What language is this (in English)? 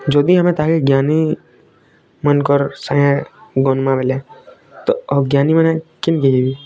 Odia